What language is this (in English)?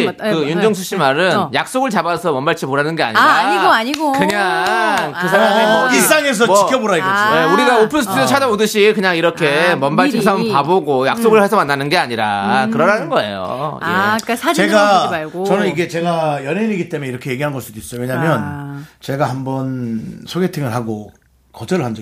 Korean